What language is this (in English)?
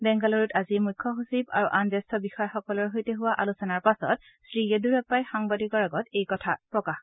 Assamese